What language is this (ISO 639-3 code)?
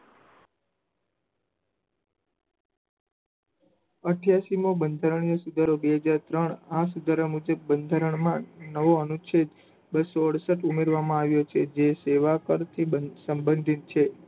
guj